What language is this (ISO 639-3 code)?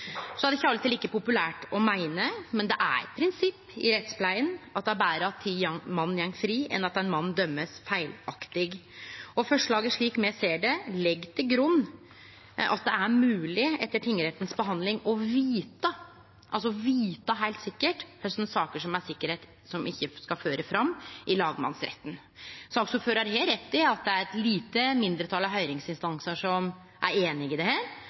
nno